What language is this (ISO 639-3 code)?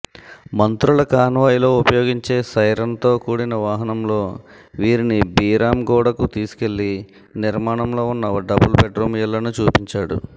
tel